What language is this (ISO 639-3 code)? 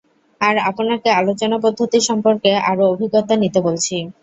ben